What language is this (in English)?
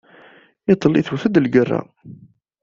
Kabyle